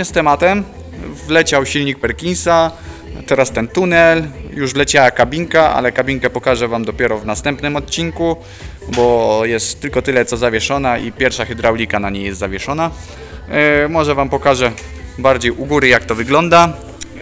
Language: Polish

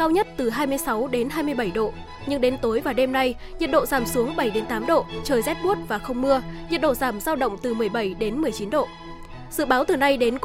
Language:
Vietnamese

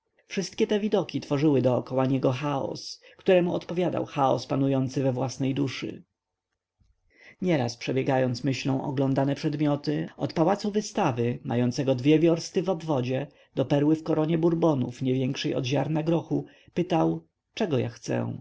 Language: Polish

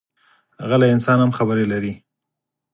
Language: Pashto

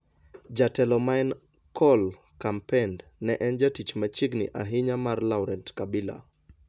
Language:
Luo (Kenya and Tanzania)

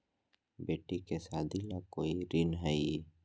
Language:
Magahi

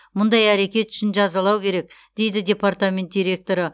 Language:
Kazakh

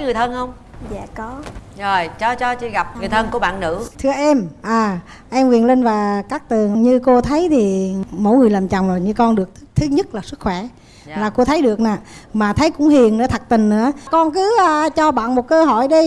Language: Vietnamese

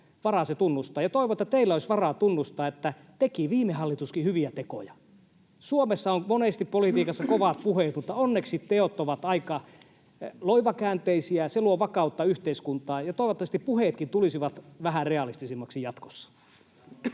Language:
Finnish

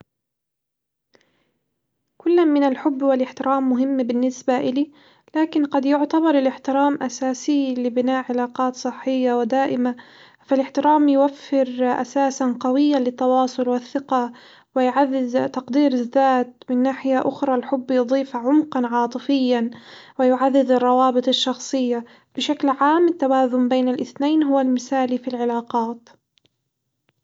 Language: Hijazi Arabic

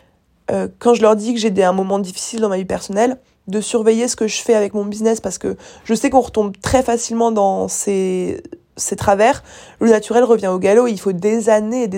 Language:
French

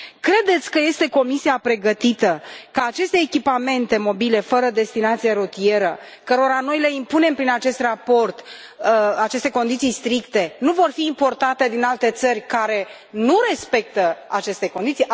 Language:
Romanian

